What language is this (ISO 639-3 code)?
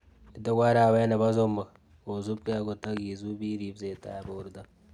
kln